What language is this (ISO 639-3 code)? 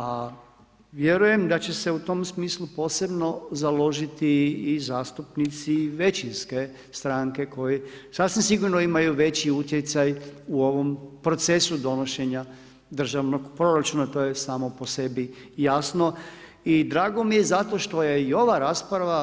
hrv